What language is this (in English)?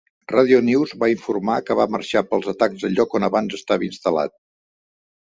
Catalan